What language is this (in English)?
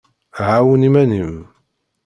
Kabyle